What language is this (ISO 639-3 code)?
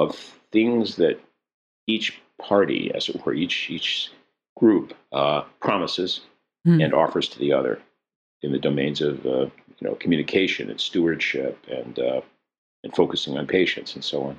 eng